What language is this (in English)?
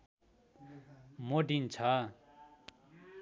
Nepali